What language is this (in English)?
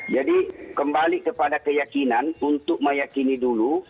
Indonesian